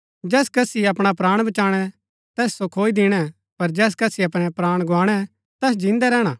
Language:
Gaddi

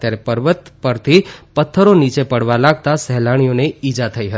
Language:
Gujarati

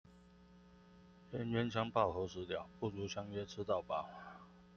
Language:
Chinese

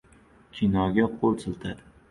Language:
Uzbek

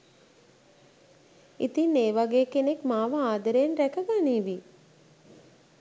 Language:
Sinhala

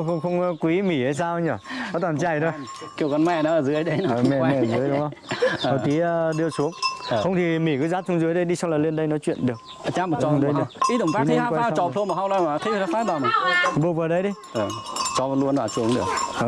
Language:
Vietnamese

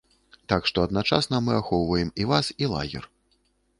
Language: Belarusian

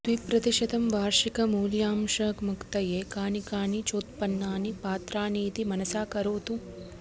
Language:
Sanskrit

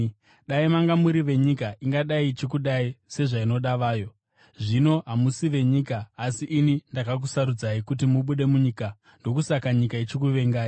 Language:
Shona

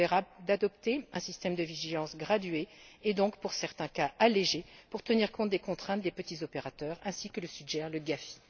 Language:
French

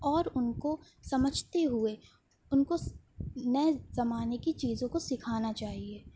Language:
Urdu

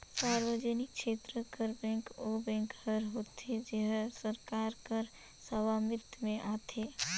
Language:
Chhattisgarhi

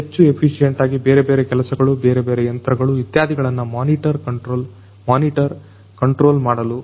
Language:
Kannada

